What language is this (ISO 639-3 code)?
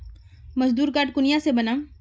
mag